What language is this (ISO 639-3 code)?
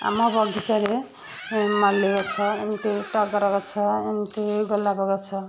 ori